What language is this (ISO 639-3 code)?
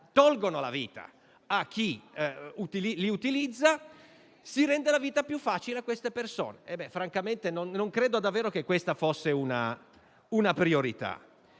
ita